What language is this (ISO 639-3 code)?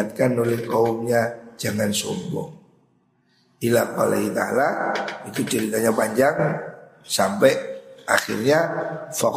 ind